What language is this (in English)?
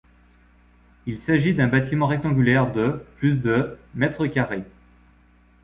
French